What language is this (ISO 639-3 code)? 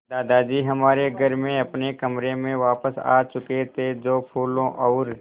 hin